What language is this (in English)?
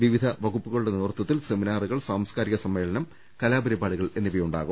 Malayalam